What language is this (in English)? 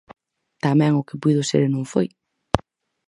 Galician